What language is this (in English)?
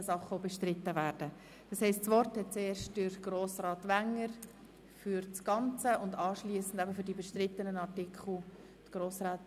Swiss German